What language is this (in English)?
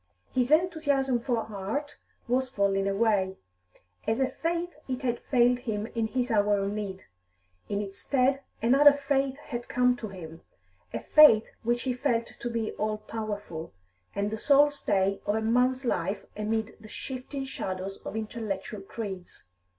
English